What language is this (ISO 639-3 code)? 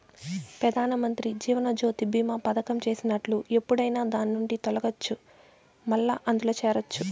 tel